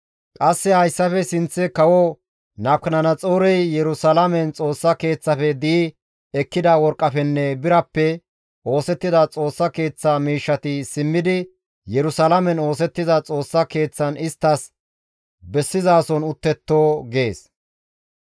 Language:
Gamo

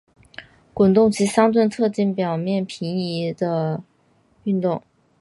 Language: Chinese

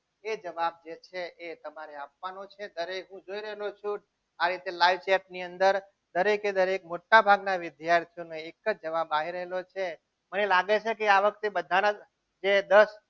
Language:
Gujarati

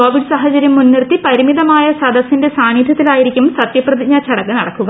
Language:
Malayalam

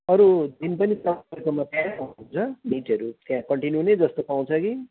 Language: Nepali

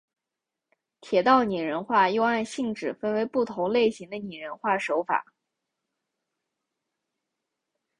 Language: Chinese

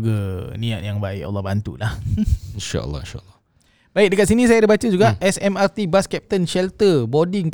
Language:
Malay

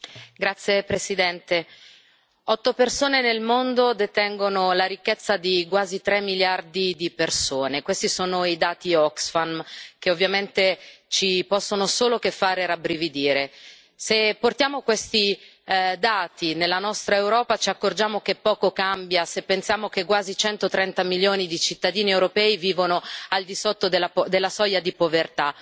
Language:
Italian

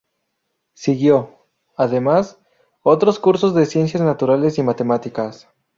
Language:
Spanish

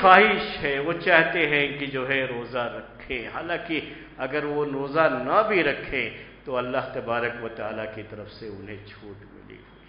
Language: Arabic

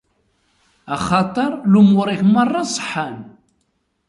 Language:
Kabyle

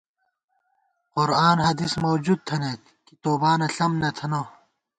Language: Gawar-Bati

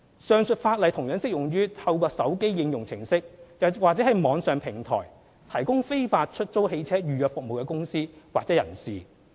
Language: Cantonese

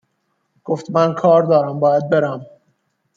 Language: Persian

